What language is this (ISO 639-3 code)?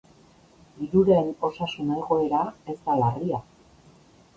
eus